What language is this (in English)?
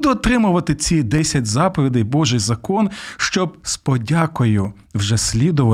Ukrainian